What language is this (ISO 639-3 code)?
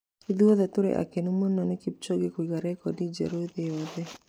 kik